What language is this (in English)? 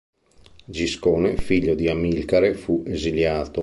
Italian